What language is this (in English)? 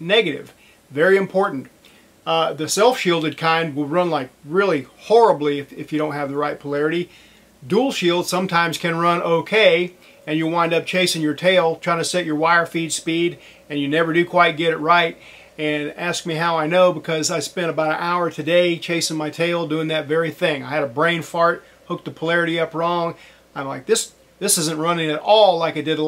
English